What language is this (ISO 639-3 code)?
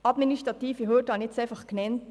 gsw